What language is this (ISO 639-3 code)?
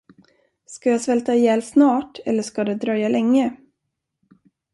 swe